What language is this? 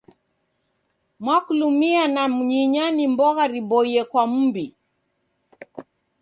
Taita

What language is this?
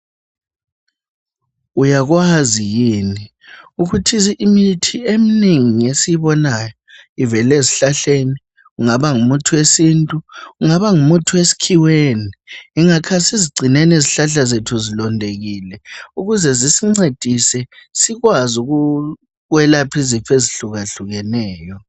North Ndebele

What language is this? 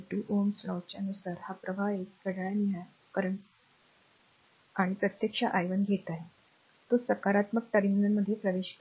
Marathi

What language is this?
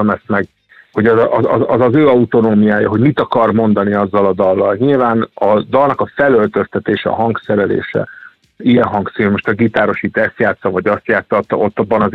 Hungarian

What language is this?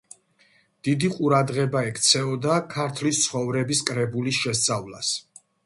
Georgian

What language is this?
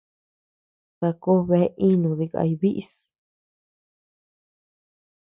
Tepeuxila Cuicatec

